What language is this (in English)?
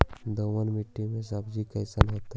Magahi